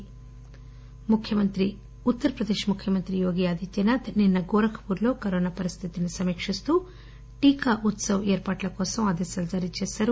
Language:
Telugu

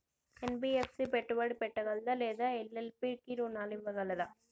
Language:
Telugu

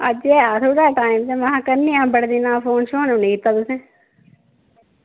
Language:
Dogri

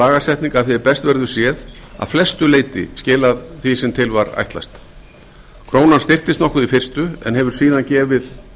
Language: Icelandic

